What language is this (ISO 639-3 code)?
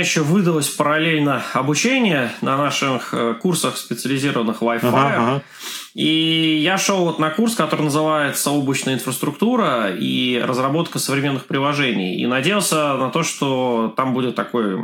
rus